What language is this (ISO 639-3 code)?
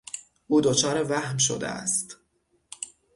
fas